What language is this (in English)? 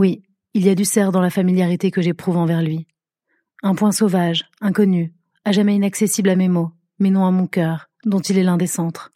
French